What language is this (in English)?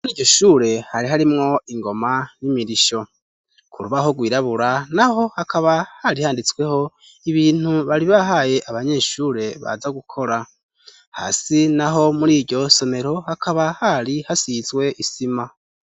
Rundi